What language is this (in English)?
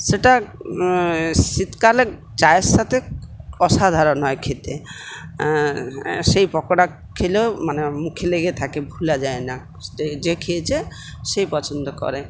Bangla